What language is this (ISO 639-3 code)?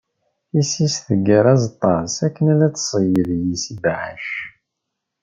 kab